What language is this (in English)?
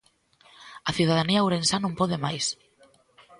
Galician